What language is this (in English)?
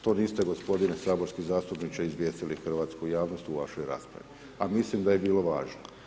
Croatian